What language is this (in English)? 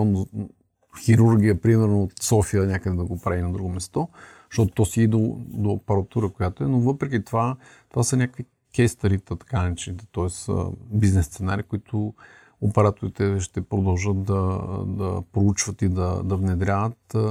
Bulgarian